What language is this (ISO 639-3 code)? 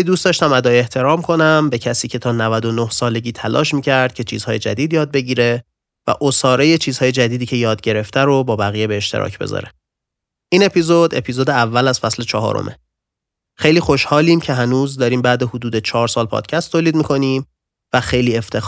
fas